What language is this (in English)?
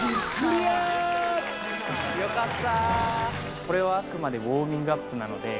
Japanese